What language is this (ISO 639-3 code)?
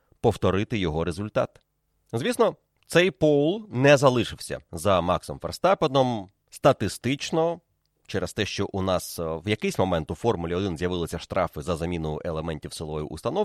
ukr